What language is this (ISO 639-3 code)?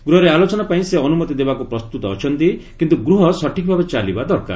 ori